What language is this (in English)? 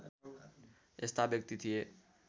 Nepali